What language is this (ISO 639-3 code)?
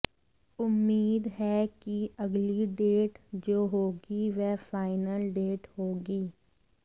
hin